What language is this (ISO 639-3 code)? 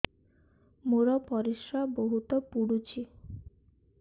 ori